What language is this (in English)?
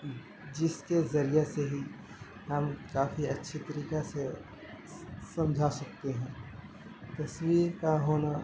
Urdu